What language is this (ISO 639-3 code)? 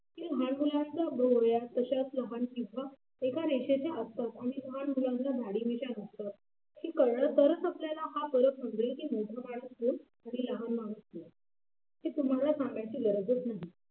mar